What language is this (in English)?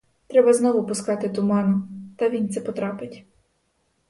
Ukrainian